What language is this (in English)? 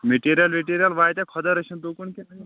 Kashmiri